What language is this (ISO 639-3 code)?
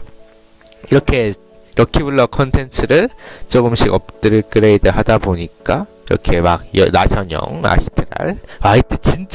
kor